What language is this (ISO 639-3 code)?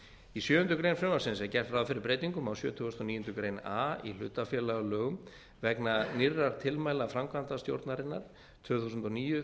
isl